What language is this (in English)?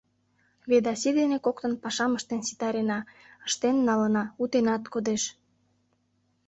Mari